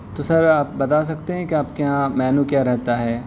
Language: Urdu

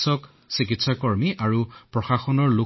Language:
Assamese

